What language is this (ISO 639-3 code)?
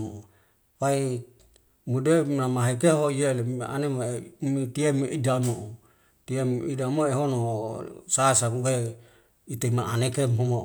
weo